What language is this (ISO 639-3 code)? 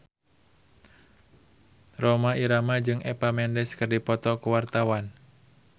sun